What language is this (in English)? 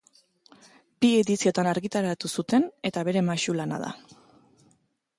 Basque